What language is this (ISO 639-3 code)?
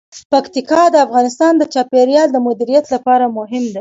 pus